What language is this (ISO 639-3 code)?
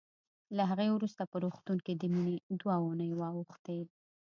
pus